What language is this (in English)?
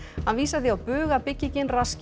Icelandic